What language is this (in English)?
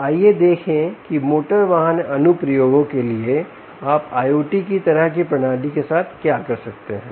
Hindi